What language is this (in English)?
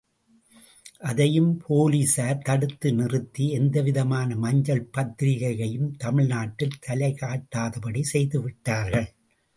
Tamil